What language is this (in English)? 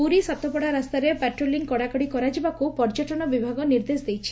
Odia